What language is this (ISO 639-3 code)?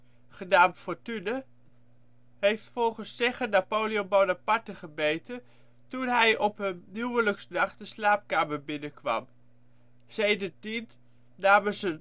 nld